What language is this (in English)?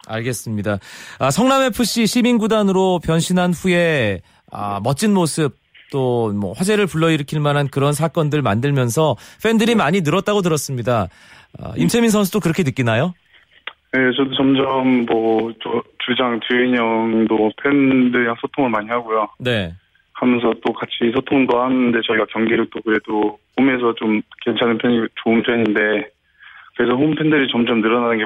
Korean